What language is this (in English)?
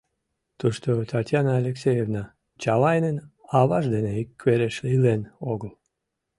Mari